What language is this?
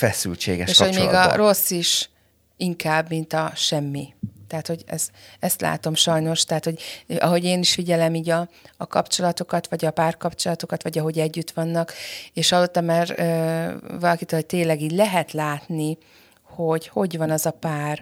Hungarian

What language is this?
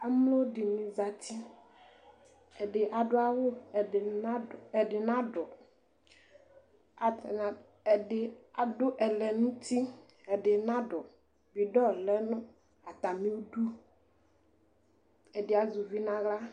Ikposo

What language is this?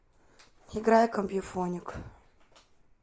Russian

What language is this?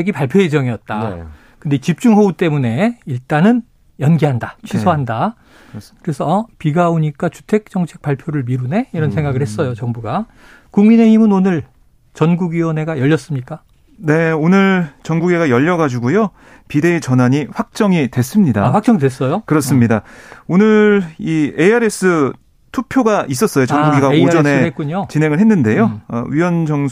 Korean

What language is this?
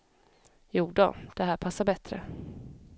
Swedish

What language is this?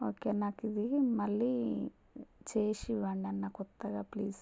Telugu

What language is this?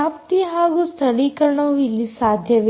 Kannada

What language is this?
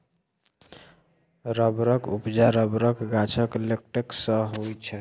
Maithili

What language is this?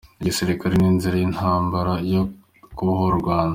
Kinyarwanda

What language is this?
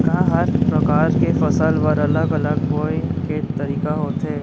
Chhattisgarhi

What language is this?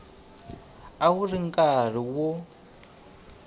Tsonga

